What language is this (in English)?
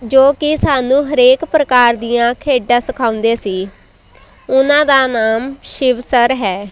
Punjabi